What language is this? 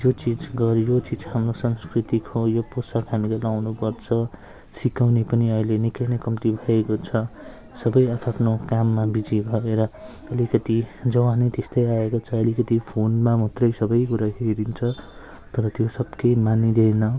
Nepali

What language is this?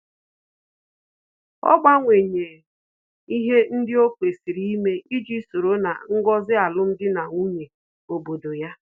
Igbo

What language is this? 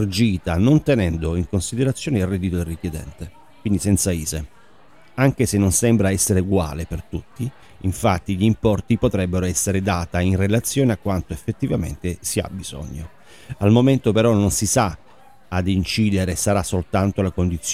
Italian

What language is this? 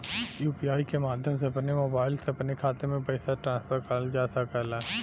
Bhojpuri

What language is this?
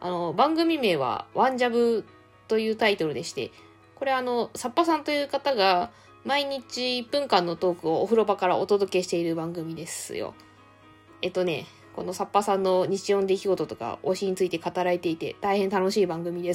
Japanese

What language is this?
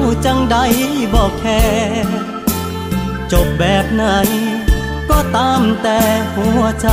Thai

